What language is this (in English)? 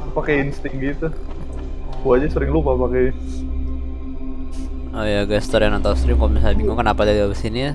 Indonesian